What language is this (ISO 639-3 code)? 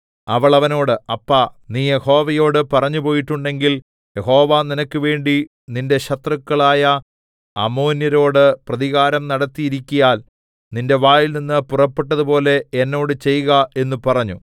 mal